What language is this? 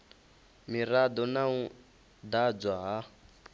Venda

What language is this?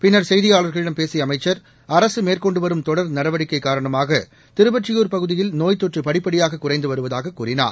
Tamil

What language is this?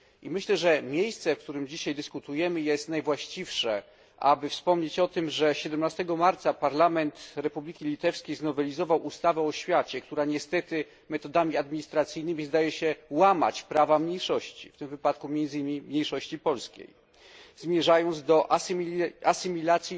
Polish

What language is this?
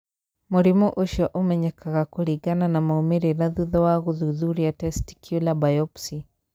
Kikuyu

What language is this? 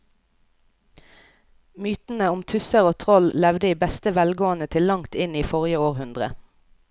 Norwegian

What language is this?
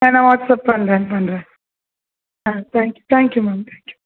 Tamil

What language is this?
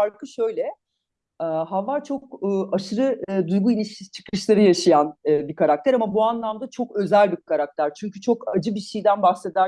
Turkish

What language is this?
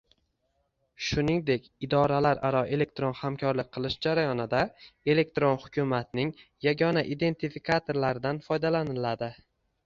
Uzbek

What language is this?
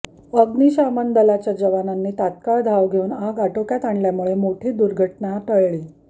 Marathi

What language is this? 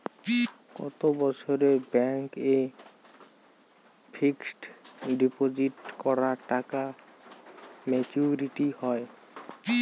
Bangla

